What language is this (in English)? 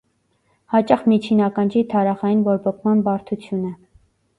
Armenian